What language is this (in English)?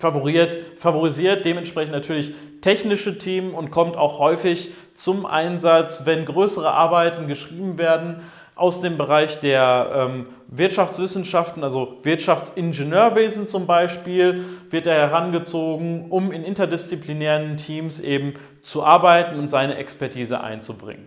German